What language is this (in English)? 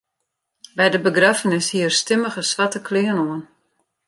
Western Frisian